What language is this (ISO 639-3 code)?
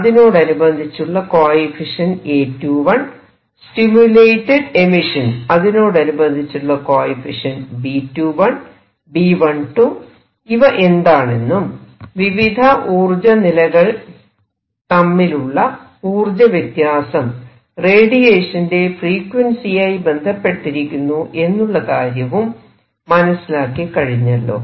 mal